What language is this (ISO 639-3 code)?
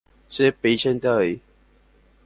grn